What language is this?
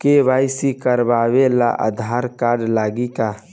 Bhojpuri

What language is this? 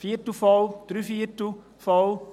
Swiss German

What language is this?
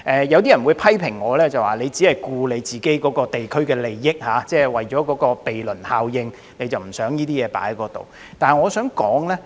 Cantonese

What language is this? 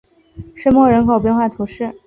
Chinese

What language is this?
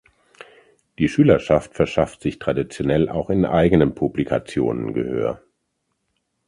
German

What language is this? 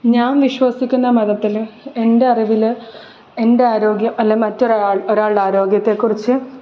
Malayalam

